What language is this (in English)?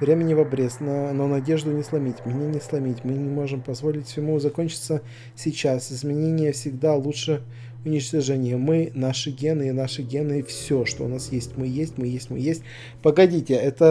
Russian